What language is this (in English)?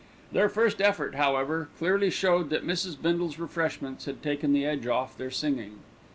English